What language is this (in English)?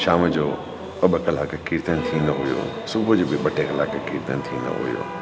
Sindhi